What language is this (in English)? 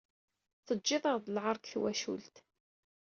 Kabyle